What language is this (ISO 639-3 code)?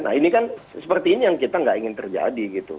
ind